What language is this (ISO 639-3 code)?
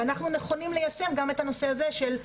heb